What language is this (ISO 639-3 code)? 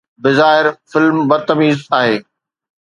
snd